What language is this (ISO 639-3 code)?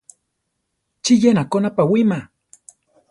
tar